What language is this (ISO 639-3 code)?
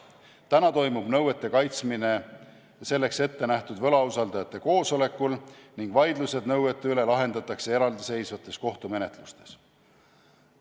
est